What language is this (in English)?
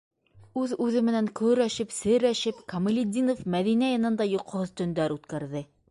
Bashkir